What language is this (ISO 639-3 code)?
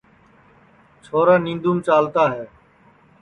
ssi